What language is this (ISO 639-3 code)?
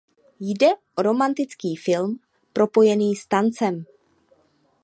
ces